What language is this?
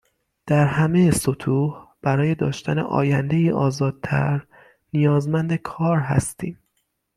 Persian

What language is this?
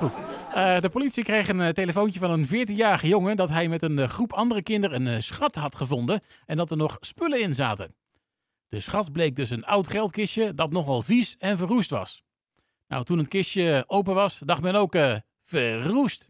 Dutch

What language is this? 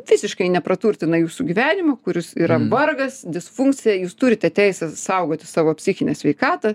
Lithuanian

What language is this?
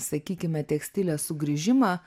Lithuanian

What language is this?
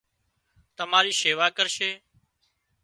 Wadiyara Koli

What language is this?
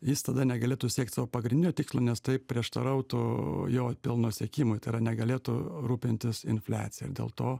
Lithuanian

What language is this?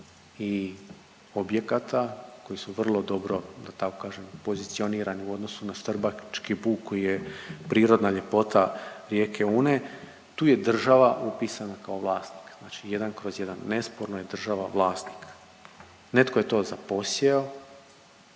Croatian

